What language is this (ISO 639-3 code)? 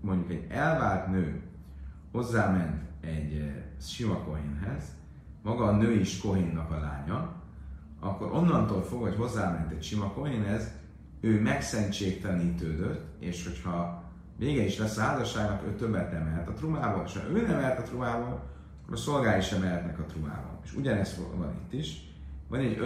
hun